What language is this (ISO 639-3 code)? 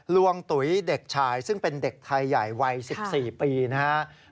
tha